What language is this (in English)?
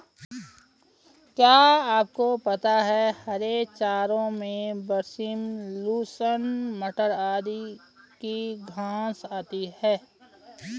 Hindi